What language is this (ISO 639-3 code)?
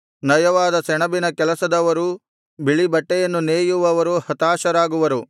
kan